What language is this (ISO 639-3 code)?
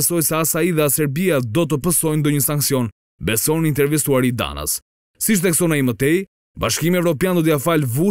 ron